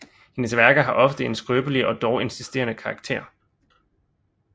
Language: Danish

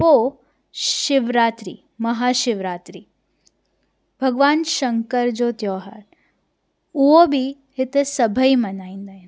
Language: Sindhi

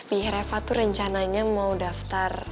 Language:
Indonesian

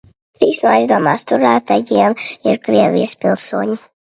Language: Latvian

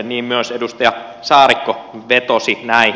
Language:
Finnish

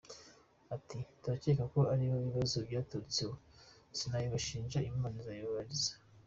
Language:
Kinyarwanda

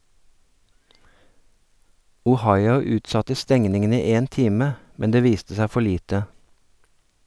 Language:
Norwegian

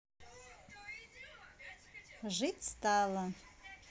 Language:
Russian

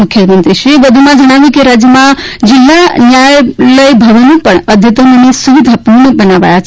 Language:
Gujarati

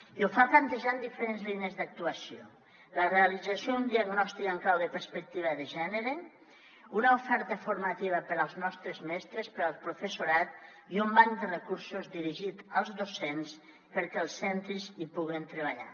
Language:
Catalan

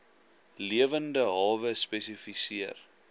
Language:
Afrikaans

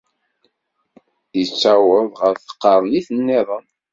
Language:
Kabyle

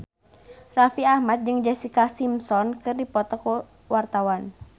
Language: Sundanese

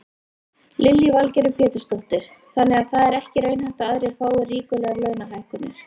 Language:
Icelandic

